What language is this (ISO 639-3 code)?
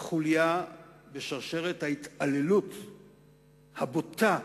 heb